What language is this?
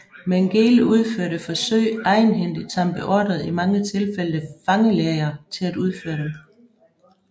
Danish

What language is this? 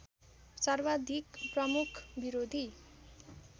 Nepali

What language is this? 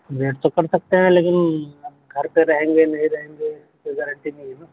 Urdu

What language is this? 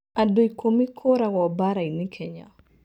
Kikuyu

